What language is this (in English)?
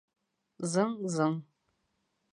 Bashkir